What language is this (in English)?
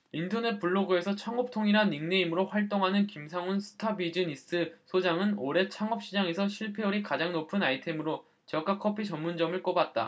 Korean